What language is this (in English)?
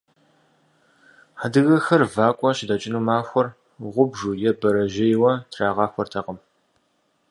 Kabardian